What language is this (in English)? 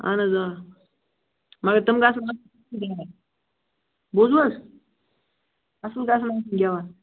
Kashmiri